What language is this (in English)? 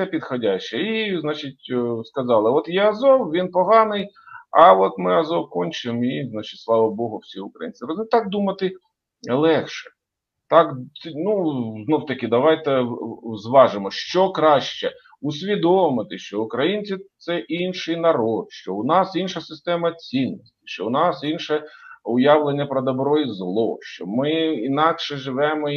Ukrainian